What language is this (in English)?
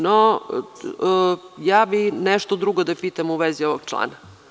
Serbian